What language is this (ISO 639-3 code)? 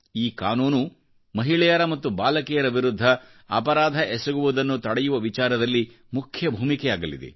kan